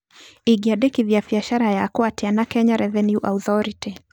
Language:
Kikuyu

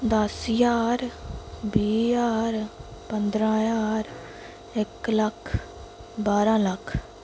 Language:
Dogri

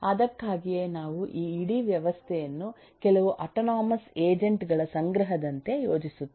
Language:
Kannada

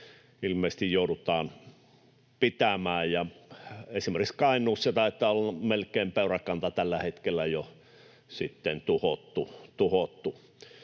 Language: Finnish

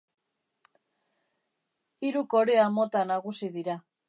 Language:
Basque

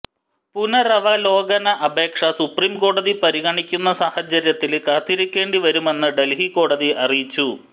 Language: Malayalam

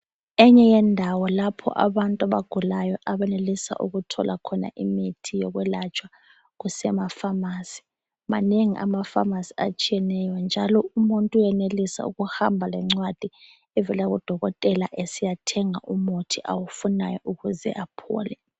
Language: North Ndebele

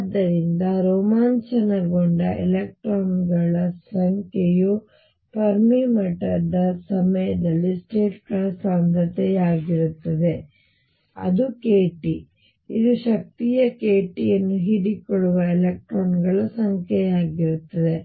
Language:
Kannada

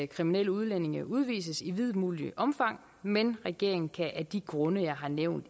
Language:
Danish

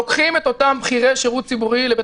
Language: Hebrew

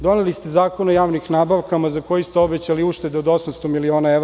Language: Serbian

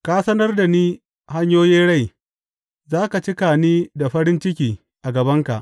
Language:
Hausa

